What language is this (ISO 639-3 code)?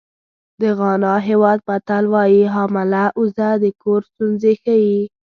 pus